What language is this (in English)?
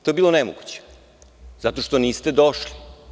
Serbian